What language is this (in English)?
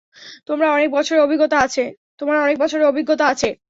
Bangla